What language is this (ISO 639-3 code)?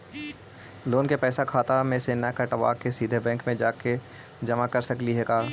mag